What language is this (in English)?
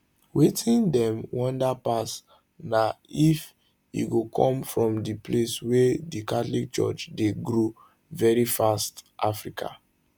Nigerian Pidgin